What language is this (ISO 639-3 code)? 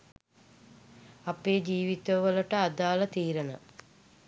sin